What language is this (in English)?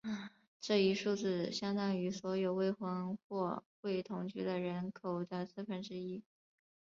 Chinese